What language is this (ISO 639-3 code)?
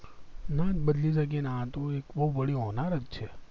guj